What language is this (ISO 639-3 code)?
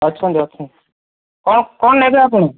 ori